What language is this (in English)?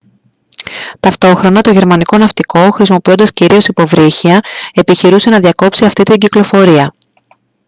Greek